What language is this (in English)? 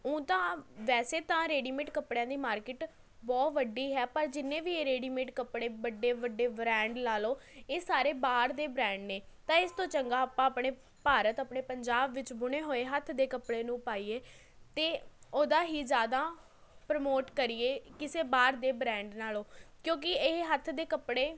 Punjabi